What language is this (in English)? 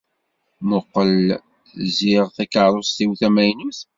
Kabyle